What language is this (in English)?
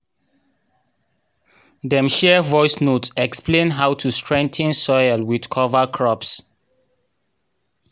Nigerian Pidgin